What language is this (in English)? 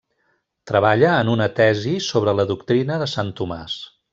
Catalan